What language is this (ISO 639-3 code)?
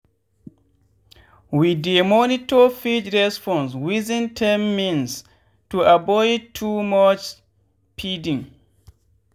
pcm